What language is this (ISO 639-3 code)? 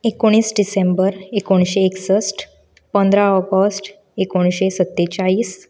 kok